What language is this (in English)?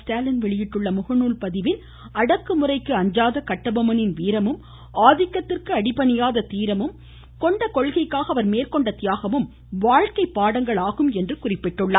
Tamil